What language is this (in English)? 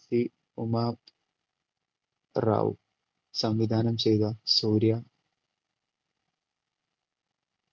Malayalam